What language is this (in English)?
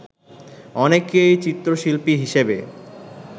Bangla